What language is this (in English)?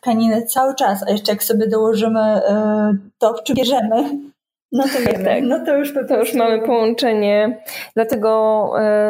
Polish